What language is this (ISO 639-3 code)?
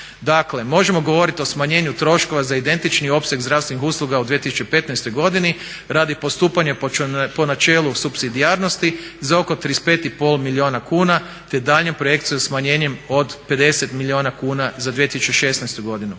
hrv